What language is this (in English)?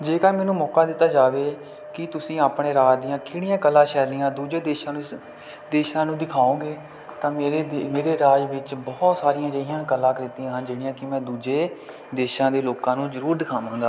Punjabi